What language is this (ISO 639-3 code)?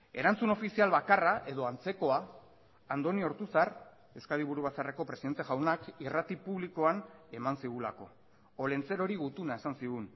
eus